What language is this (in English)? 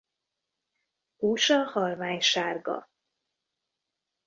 Hungarian